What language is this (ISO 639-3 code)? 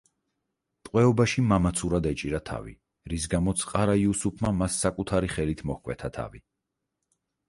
kat